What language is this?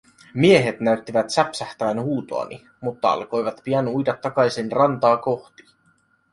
Finnish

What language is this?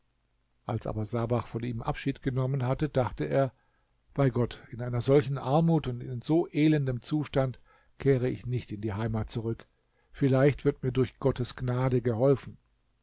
German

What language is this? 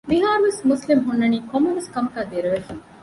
Divehi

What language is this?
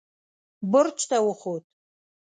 Pashto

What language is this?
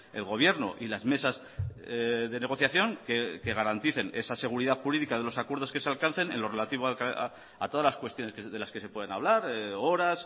Spanish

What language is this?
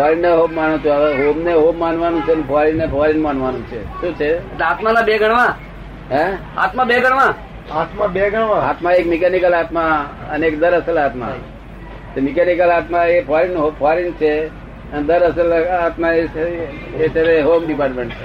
Gujarati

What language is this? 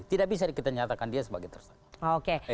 Indonesian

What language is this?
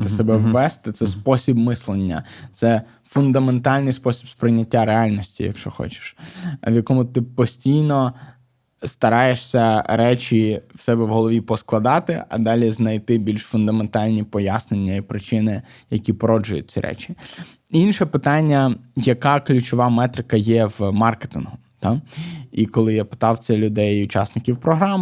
Ukrainian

